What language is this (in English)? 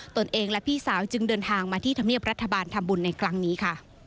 Thai